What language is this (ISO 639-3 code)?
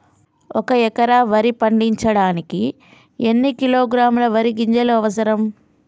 tel